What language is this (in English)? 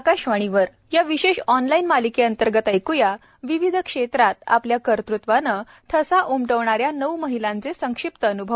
Marathi